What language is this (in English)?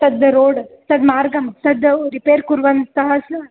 Sanskrit